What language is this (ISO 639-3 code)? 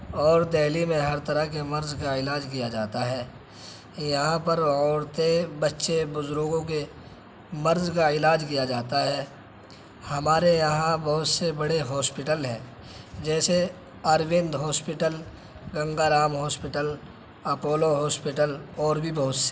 urd